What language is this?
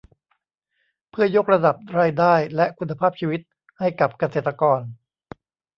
Thai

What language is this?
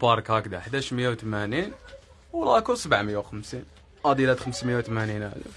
Arabic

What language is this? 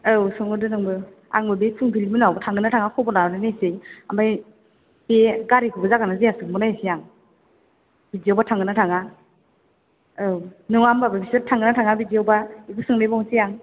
Bodo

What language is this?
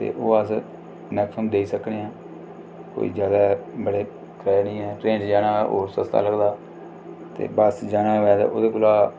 Dogri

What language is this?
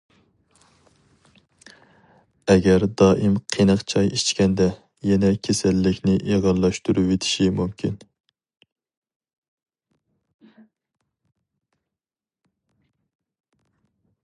Uyghur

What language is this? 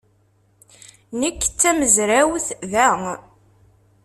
Kabyle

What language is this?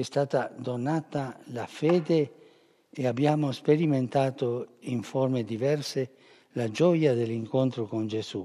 Italian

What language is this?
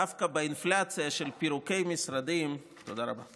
Hebrew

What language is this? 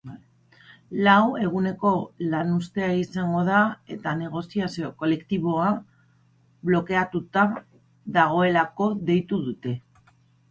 Basque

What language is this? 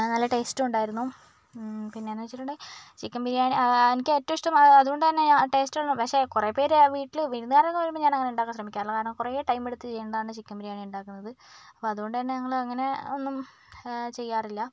Malayalam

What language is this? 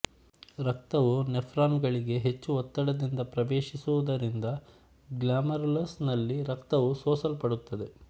Kannada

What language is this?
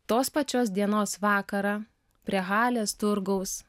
Lithuanian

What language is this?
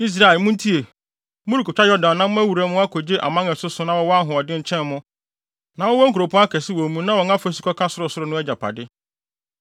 Akan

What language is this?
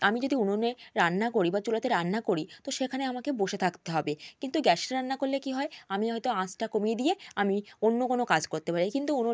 Bangla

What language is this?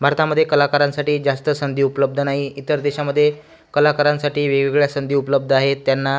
Marathi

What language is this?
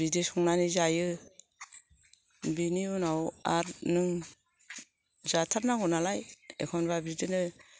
Bodo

